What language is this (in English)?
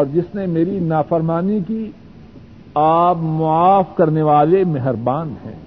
Urdu